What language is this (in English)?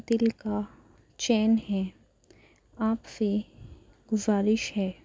Urdu